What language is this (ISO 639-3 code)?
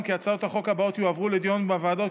heb